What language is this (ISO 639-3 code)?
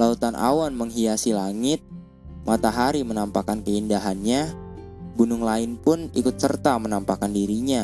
ind